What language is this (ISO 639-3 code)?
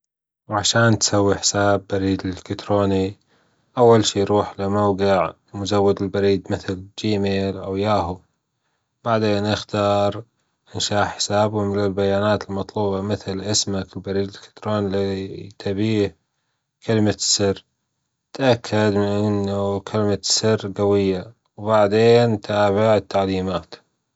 afb